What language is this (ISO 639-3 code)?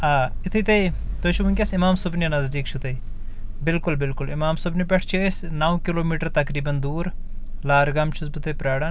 kas